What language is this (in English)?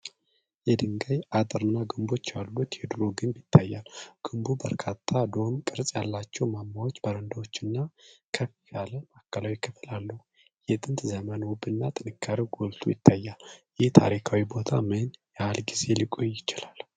Amharic